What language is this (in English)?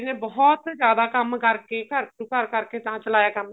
Punjabi